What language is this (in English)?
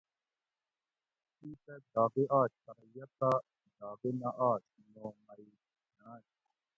Gawri